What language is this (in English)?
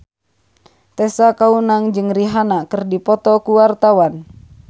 Sundanese